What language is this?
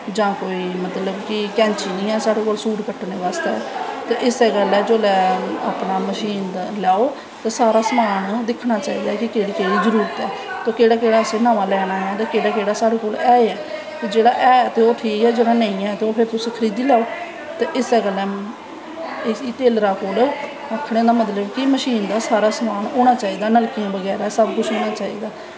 Dogri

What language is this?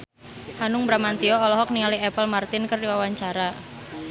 Sundanese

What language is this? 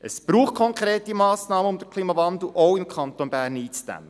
Swiss German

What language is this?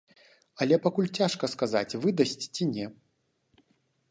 Belarusian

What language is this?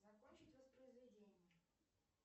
Russian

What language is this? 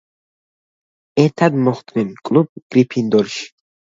Georgian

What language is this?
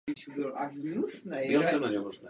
Czech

